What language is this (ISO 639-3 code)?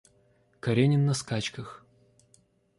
rus